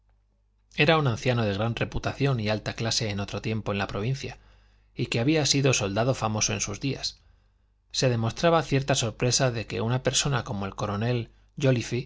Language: Spanish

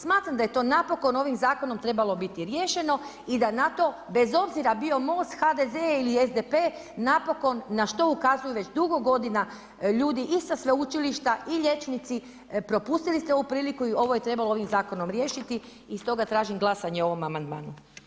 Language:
Croatian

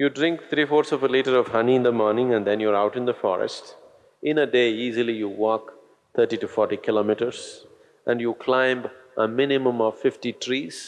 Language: English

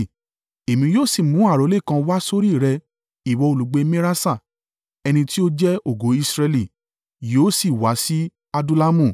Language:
Yoruba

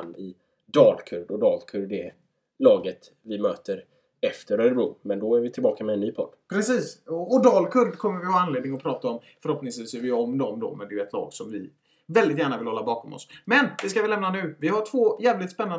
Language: Swedish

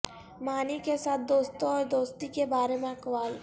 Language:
Urdu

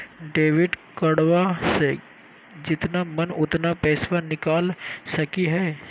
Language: Magahi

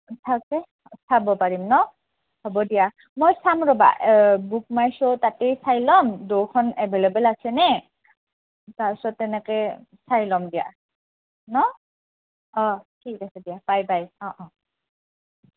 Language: Assamese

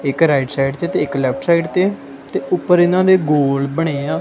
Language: Punjabi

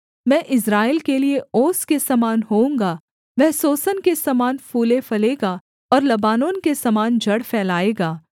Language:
Hindi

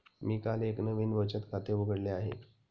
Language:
Marathi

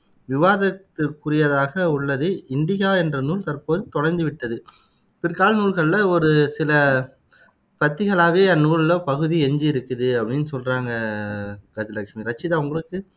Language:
Tamil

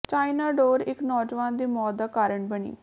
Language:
Punjabi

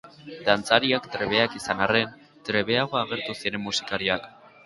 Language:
Basque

